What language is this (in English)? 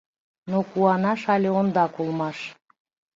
Mari